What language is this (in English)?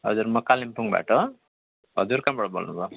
Nepali